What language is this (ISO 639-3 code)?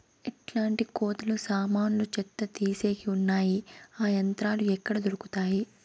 tel